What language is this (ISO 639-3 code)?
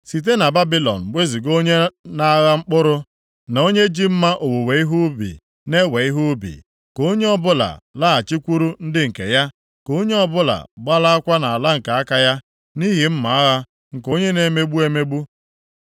ibo